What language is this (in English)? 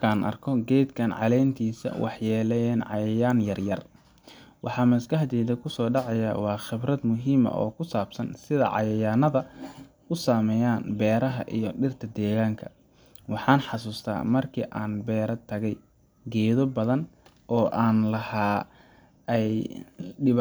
Somali